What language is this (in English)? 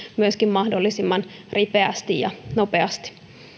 Finnish